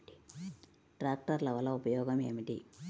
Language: Telugu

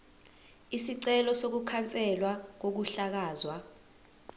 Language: Zulu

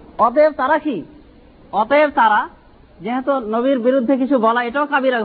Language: Bangla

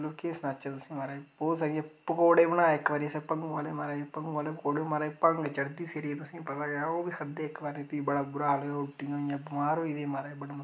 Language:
Dogri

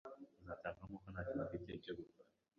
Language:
Kinyarwanda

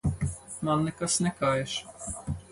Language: Latvian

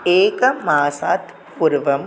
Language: Sanskrit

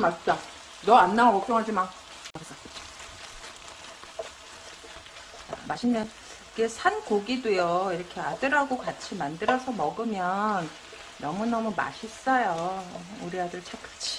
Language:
Korean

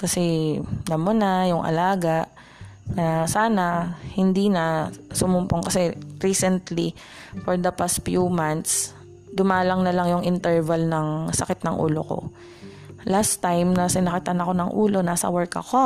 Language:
Filipino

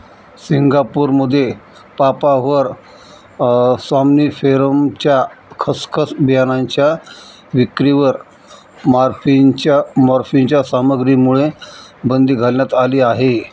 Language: Marathi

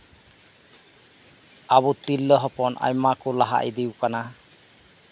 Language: Santali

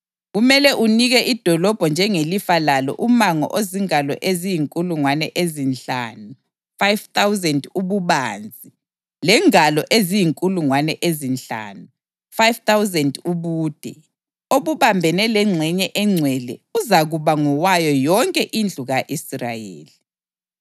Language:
North Ndebele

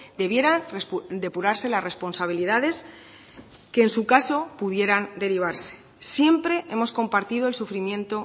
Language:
Spanish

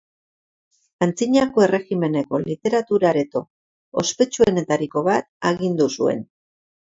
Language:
Basque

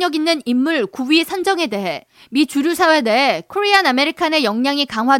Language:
Korean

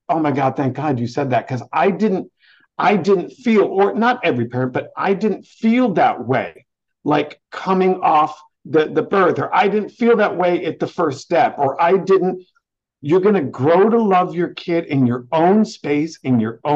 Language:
English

